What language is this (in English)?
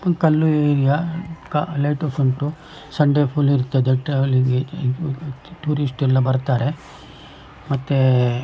Kannada